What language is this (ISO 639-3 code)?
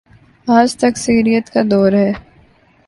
urd